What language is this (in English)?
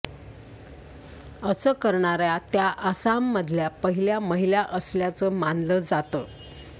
Marathi